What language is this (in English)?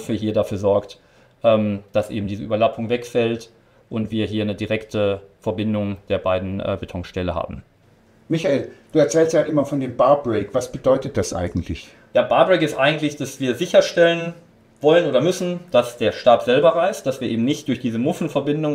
German